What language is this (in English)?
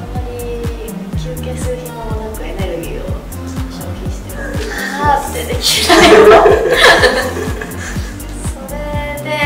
Japanese